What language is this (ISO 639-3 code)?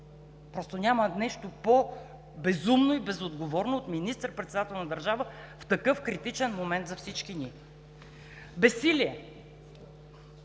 bul